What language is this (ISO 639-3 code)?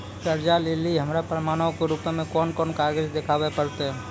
mai